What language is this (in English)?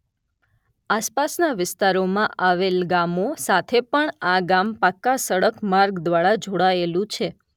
Gujarati